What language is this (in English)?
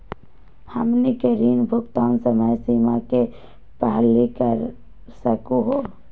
Magahi